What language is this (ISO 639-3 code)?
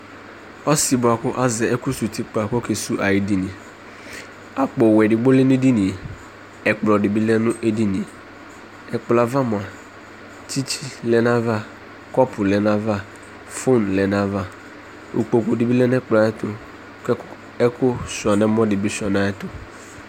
kpo